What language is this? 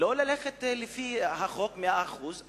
Hebrew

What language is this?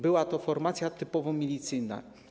Polish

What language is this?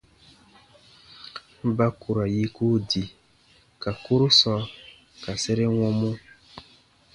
Baatonum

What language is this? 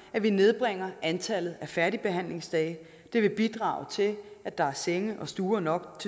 Danish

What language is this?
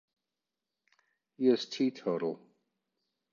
English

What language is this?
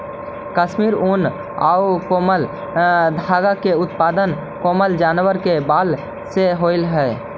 Magahi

